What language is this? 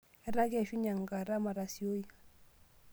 Masai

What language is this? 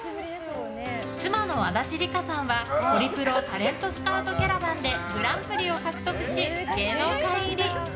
Japanese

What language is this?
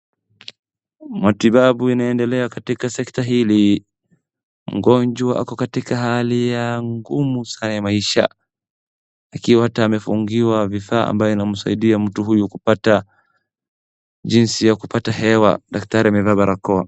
Swahili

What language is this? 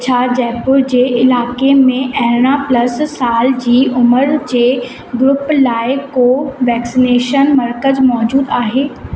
Sindhi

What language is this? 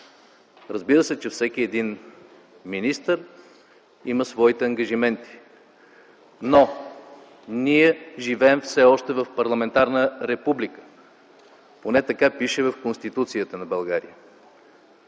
Bulgarian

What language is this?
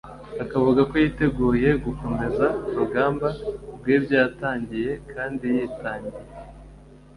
Kinyarwanda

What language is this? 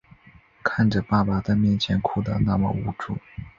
Chinese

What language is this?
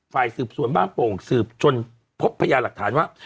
Thai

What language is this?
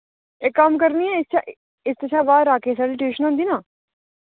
Dogri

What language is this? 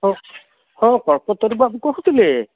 Odia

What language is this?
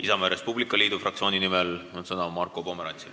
Estonian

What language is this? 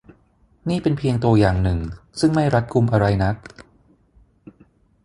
Thai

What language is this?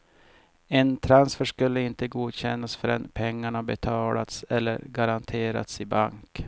Swedish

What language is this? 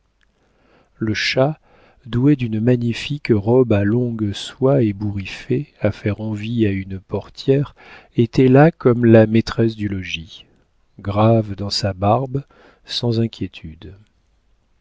French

